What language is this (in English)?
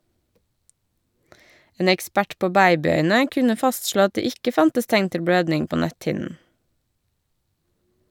Norwegian